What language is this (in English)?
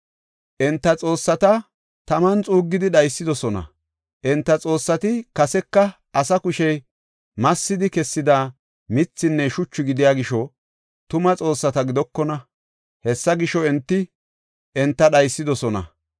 Gofa